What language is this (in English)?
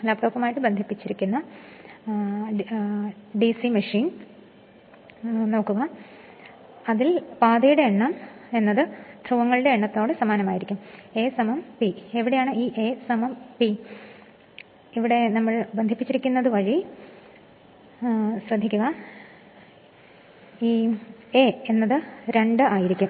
Malayalam